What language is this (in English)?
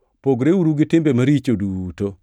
Luo (Kenya and Tanzania)